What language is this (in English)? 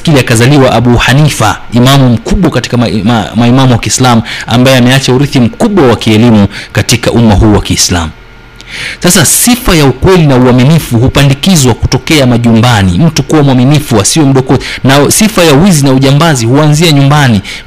Swahili